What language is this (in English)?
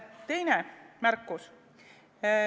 Estonian